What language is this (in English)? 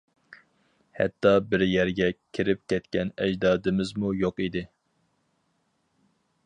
Uyghur